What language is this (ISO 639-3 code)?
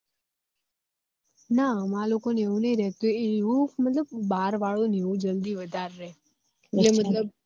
guj